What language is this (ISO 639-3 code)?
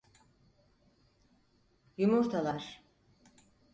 tur